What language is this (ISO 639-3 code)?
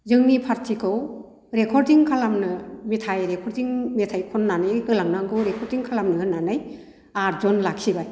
brx